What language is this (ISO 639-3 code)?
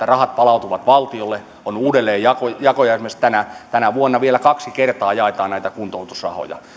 fin